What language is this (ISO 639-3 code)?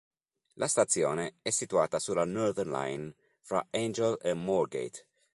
ita